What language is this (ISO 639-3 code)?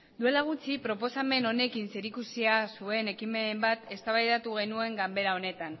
eus